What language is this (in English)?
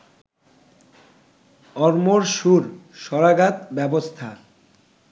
Bangla